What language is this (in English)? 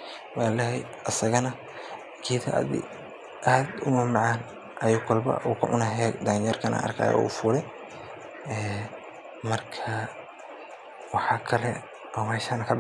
Somali